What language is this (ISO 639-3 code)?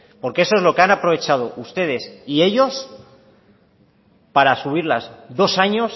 spa